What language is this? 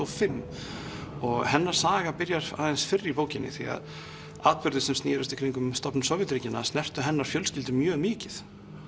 Icelandic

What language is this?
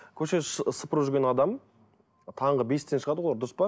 Kazakh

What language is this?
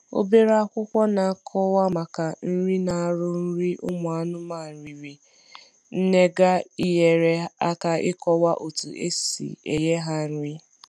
Igbo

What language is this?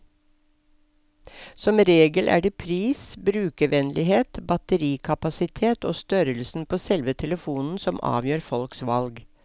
Norwegian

